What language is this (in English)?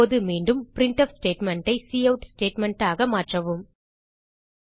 Tamil